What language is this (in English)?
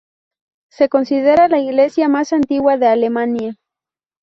Spanish